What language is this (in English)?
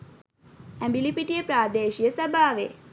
Sinhala